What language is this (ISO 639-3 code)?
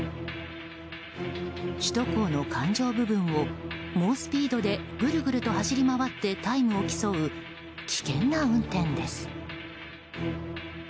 jpn